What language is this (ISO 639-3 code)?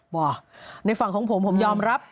tha